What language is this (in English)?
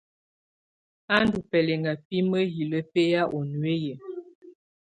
Tunen